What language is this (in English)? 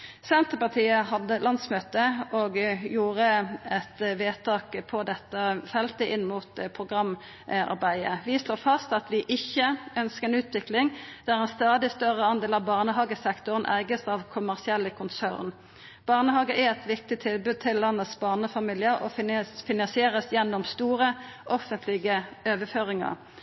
Norwegian Nynorsk